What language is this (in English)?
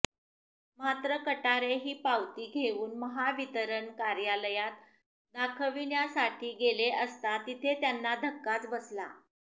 Marathi